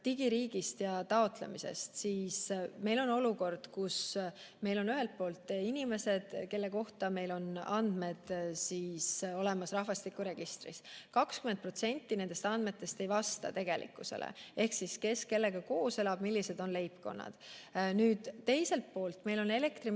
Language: Estonian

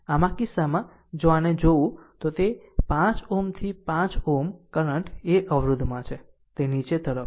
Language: Gujarati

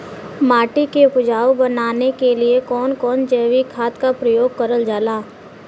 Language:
Bhojpuri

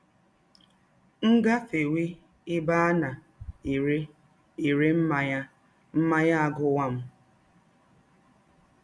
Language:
Igbo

